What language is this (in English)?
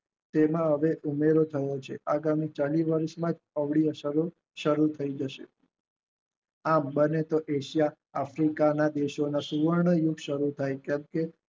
Gujarati